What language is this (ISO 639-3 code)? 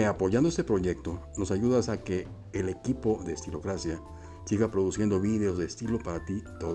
spa